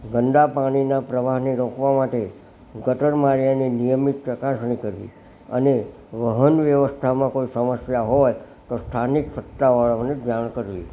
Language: Gujarati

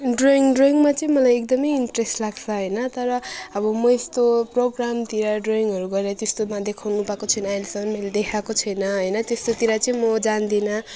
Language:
Nepali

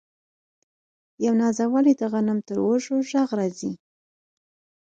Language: Pashto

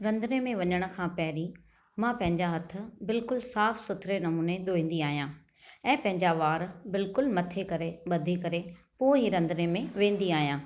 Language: Sindhi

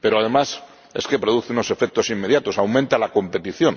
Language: Spanish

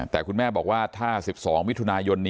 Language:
Thai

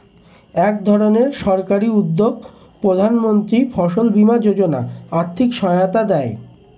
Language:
Bangla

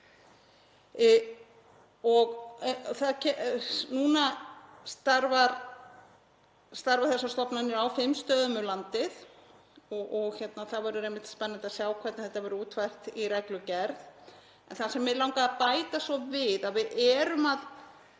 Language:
Icelandic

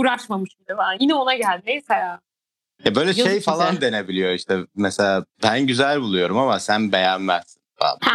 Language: Turkish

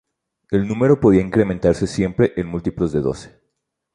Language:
Spanish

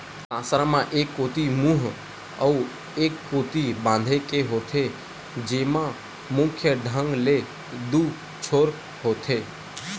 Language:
Chhattisgarhi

